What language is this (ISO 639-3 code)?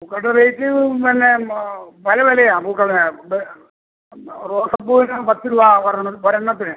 mal